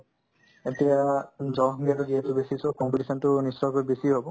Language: Assamese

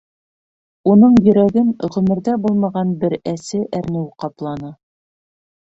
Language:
Bashkir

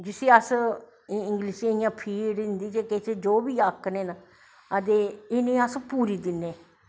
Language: Dogri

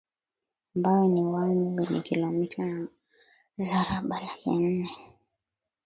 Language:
Swahili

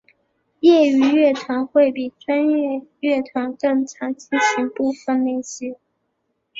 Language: Chinese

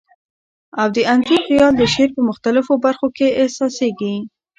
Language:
Pashto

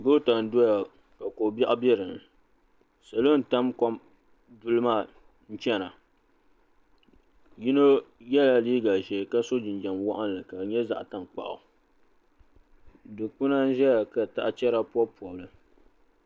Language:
Dagbani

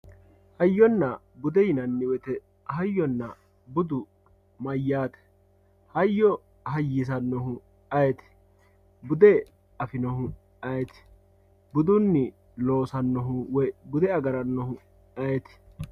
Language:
Sidamo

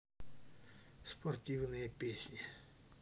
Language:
Russian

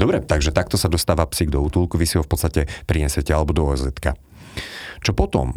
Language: Slovak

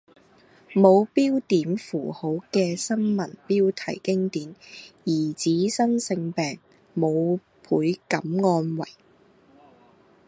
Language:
Cantonese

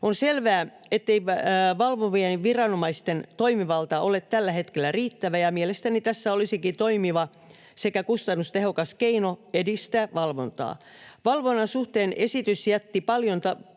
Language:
Finnish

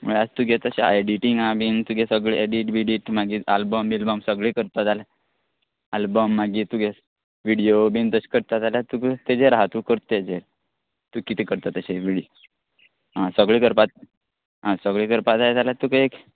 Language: Konkani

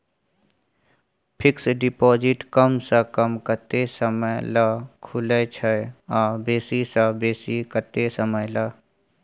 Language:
Maithili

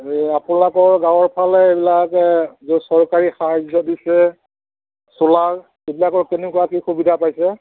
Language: Assamese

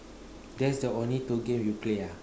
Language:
English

